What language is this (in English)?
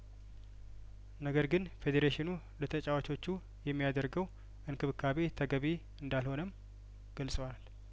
Amharic